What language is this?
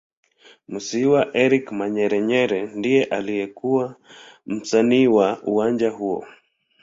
Swahili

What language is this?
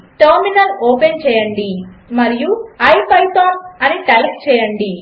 Telugu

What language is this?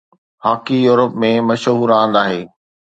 Sindhi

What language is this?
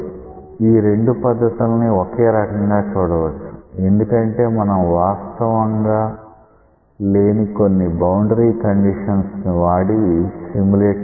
Telugu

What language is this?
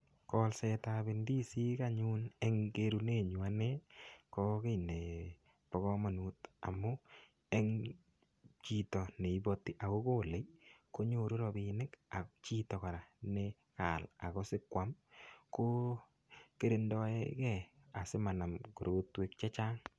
Kalenjin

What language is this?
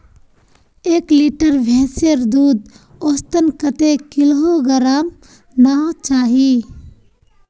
Magahi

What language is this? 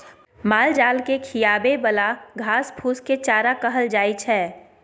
Maithili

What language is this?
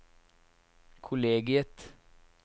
Norwegian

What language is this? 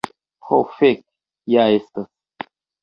Esperanto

